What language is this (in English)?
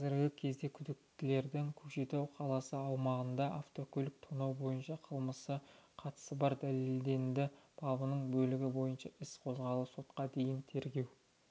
Kazakh